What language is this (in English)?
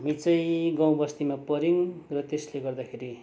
Nepali